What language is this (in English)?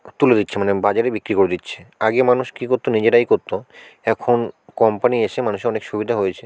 Bangla